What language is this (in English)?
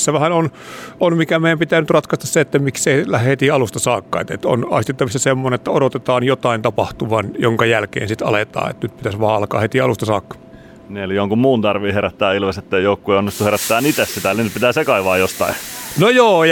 Finnish